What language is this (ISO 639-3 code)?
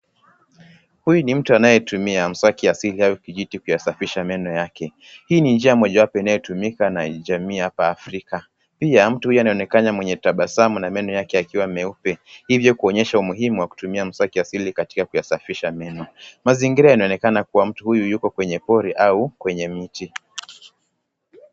swa